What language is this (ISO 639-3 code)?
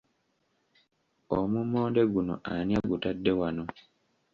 lug